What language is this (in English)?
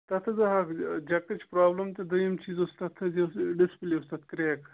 Kashmiri